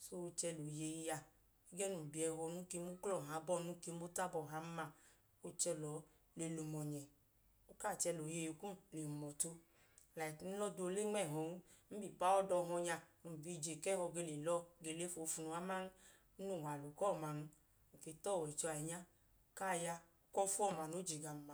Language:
Idoma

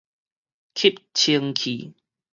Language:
Min Nan Chinese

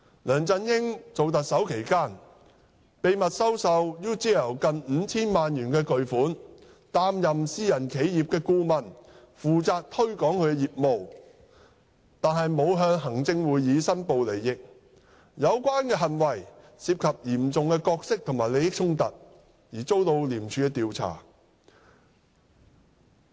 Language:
Cantonese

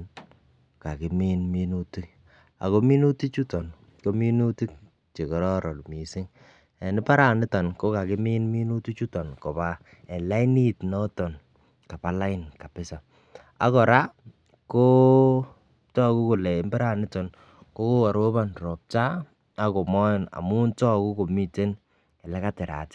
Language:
Kalenjin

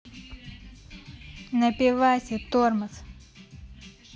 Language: Russian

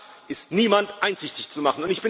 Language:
German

